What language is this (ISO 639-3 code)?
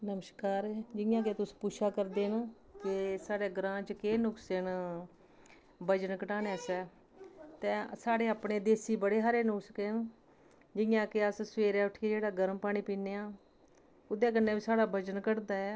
doi